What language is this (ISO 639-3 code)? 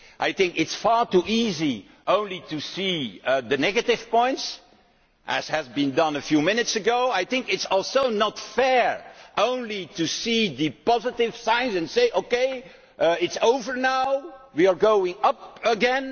eng